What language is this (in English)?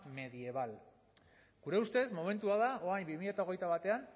Basque